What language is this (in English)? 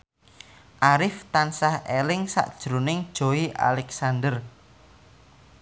Javanese